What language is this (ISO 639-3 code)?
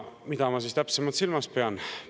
est